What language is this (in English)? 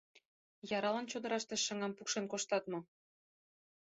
Mari